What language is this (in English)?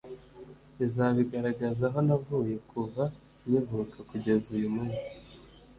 Kinyarwanda